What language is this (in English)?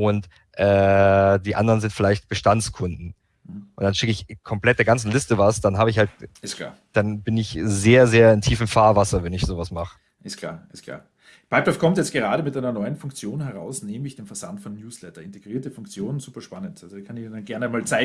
German